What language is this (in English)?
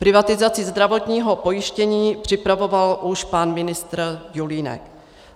Czech